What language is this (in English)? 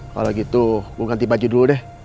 Indonesian